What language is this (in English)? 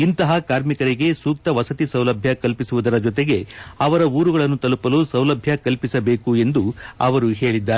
Kannada